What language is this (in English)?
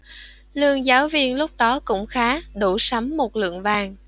Vietnamese